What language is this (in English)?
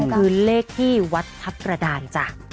Thai